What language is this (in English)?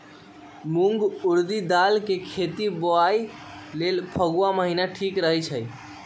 Magahi